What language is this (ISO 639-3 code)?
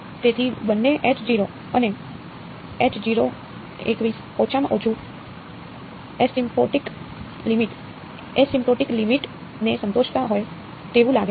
guj